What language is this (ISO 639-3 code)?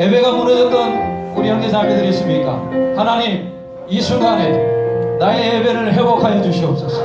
kor